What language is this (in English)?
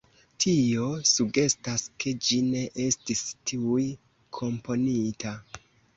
Esperanto